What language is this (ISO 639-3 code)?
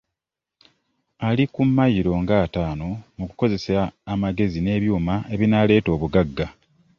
lug